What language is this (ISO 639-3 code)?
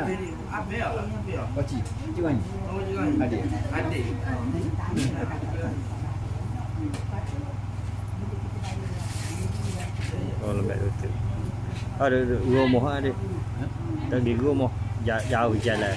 msa